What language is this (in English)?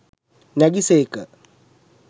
Sinhala